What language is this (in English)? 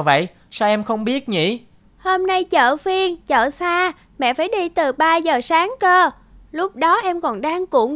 Vietnamese